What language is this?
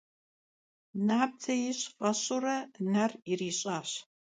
Kabardian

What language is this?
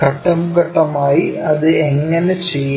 Malayalam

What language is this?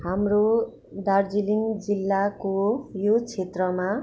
Nepali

